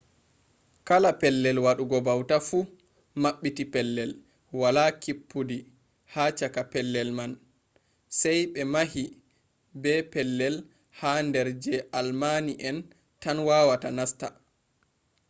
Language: Fula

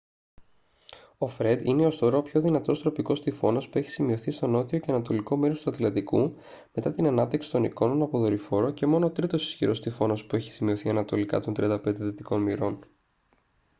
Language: Greek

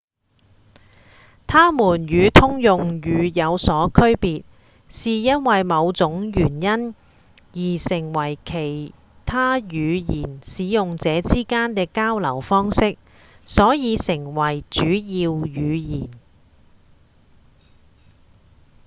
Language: Cantonese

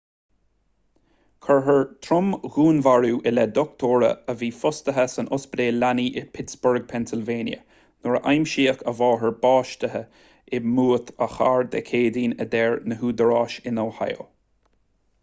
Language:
Irish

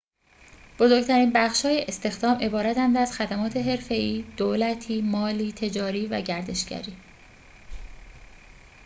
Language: Persian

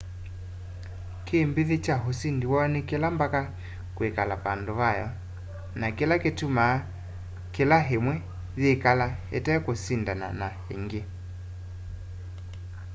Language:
Kamba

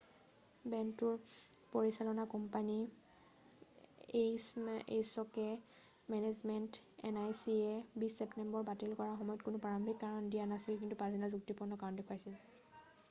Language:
Assamese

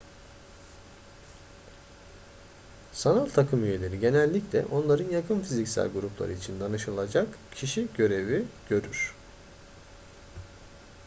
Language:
Turkish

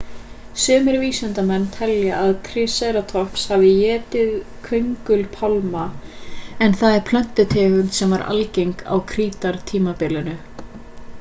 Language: Icelandic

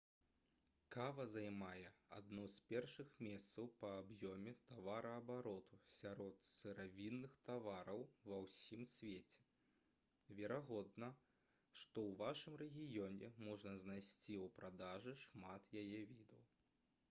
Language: Belarusian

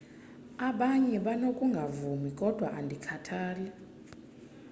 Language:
Xhosa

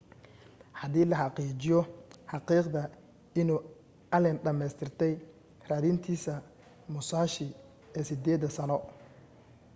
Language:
Somali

